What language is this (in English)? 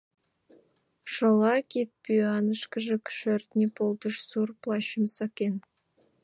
Mari